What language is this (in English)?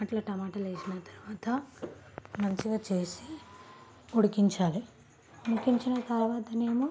Telugu